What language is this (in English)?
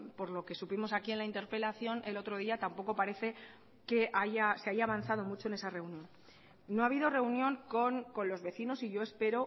Spanish